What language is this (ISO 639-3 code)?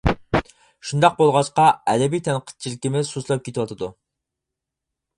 uig